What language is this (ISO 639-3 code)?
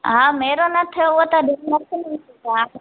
snd